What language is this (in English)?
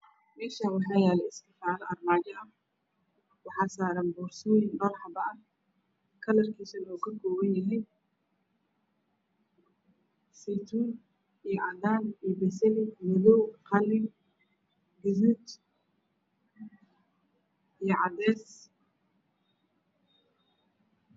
Somali